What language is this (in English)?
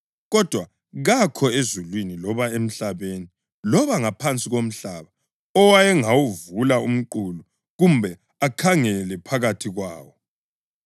North Ndebele